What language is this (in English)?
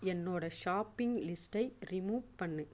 Tamil